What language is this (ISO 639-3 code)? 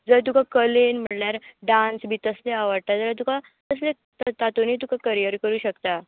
kok